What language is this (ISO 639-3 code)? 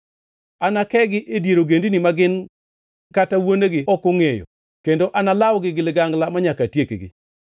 luo